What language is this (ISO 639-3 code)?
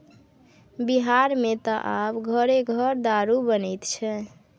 mai